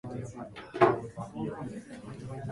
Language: Japanese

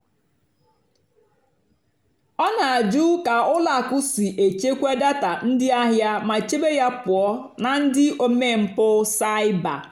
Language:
Igbo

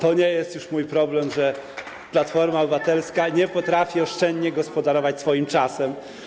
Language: Polish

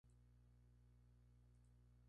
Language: Spanish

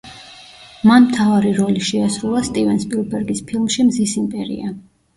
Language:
Georgian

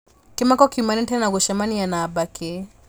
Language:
Kikuyu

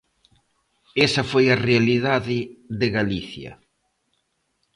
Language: Galician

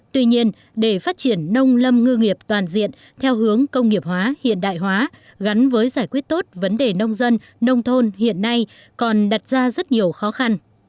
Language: Vietnamese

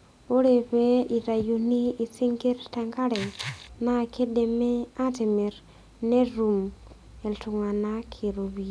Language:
Masai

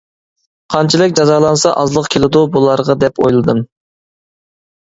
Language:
Uyghur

